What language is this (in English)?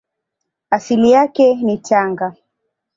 Swahili